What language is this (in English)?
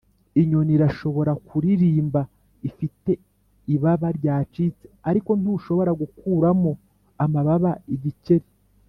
Kinyarwanda